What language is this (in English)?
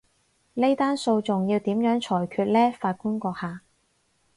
Cantonese